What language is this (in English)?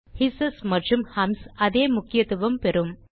Tamil